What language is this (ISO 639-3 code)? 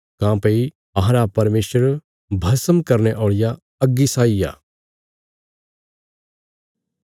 kfs